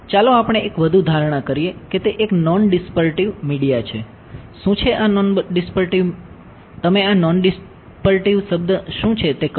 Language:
Gujarati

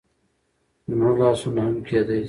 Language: Pashto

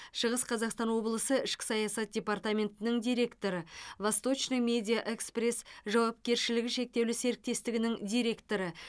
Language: Kazakh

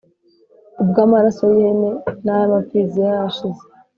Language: Kinyarwanda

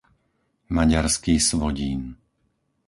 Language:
Slovak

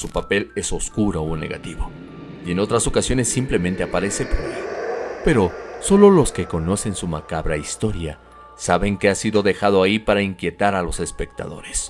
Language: Spanish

